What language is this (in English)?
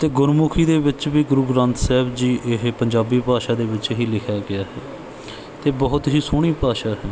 Punjabi